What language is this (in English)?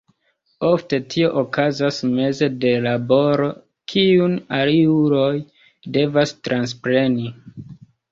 Esperanto